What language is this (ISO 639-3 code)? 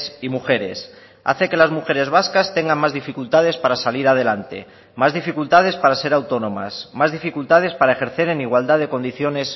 spa